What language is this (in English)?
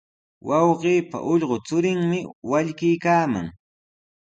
Sihuas Ancash Quechua